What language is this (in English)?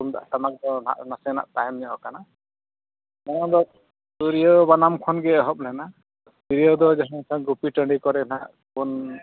Santali